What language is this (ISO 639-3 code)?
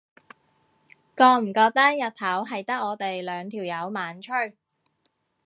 yue